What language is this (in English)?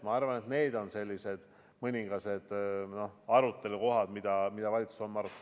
Estonian